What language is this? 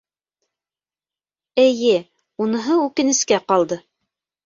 Bashkir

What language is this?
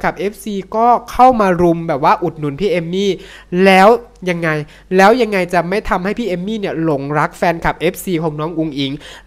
Thai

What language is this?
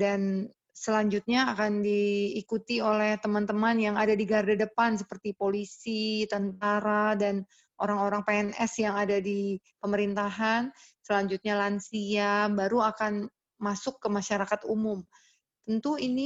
Indonesian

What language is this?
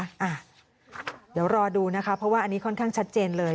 Thai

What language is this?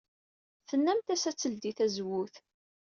Kabyle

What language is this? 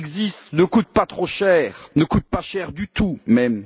French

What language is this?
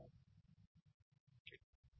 Telugu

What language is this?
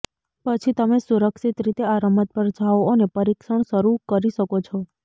Gujarati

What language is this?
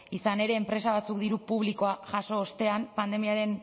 Basque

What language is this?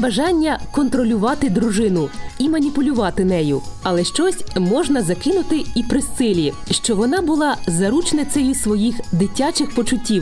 Ukrainian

